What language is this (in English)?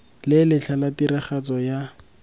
Tswana